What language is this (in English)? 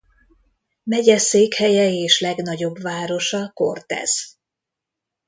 Hungarian